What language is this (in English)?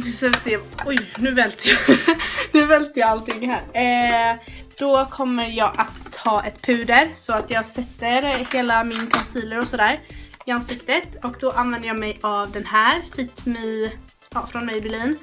Swedish